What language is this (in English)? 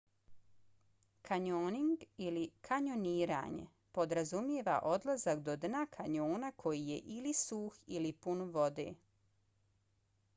Bosnian